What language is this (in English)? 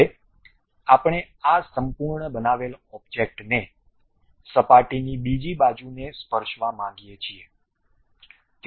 Gujarati